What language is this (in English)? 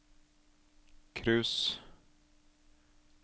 Norwegian